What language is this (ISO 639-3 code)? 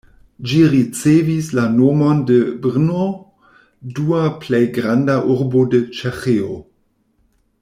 epo